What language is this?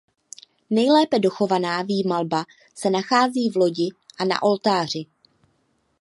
Czech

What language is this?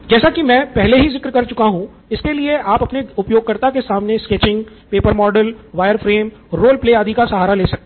Hindi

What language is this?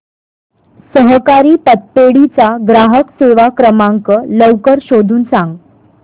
Marathi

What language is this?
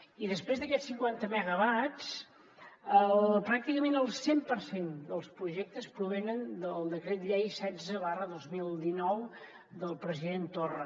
Catalan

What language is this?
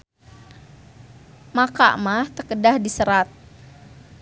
Sundanese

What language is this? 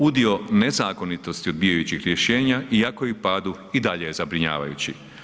Croatian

